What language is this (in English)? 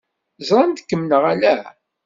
Kabyle